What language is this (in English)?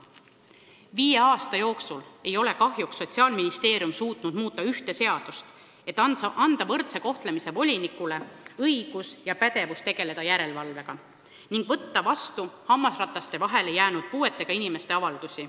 Estonian